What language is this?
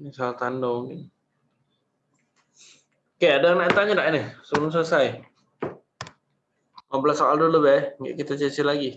Indonesian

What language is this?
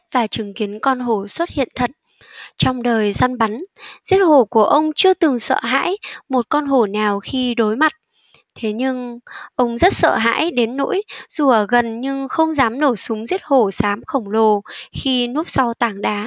Vietnamese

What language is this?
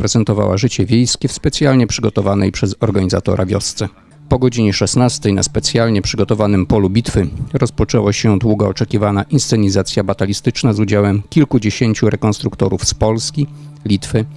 Polish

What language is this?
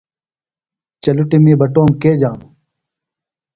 Phalura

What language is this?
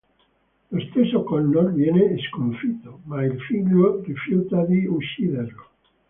Italian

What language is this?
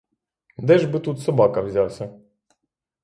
Ukrainian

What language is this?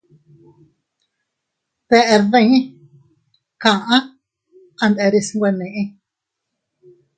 Teutila Cuicatec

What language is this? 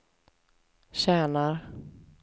Swedish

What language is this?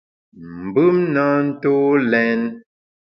Bamun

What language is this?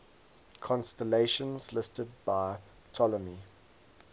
English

